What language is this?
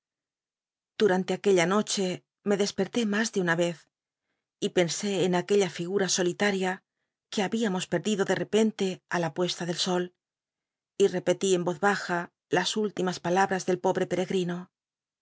Spanish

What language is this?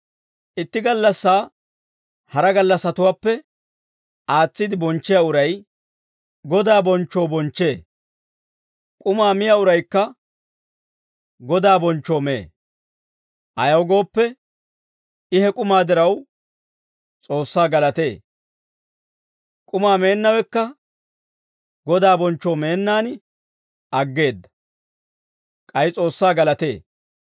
Dawro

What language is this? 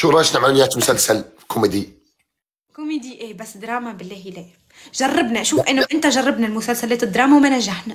Arabic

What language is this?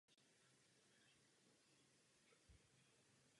Czech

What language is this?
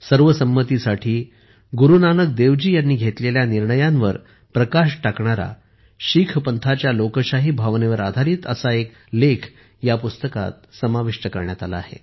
Marathi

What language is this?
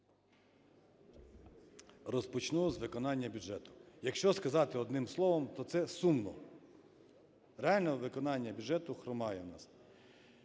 Ukrainian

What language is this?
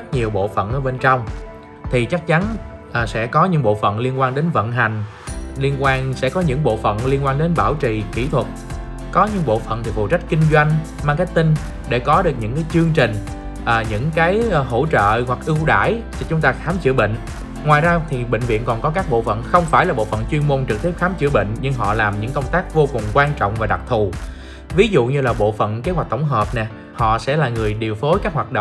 Vietnamese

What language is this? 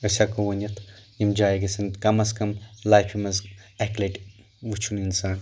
Kashmiri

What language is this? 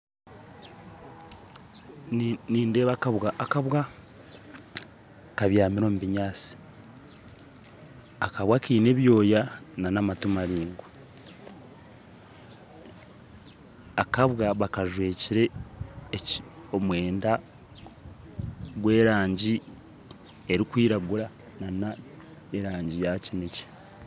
Nyankole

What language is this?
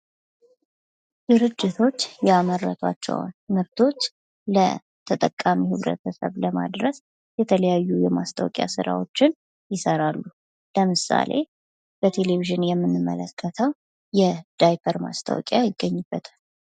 Amharic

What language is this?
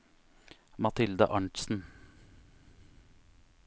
Norwegian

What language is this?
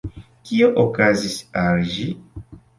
Esperanto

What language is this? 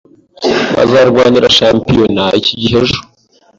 Kinyarwanda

